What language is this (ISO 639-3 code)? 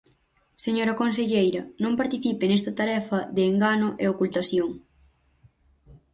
glg